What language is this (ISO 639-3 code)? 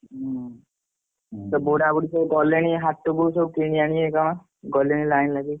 ori